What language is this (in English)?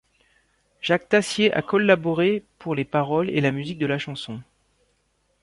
French